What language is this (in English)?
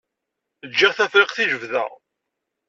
Kabyle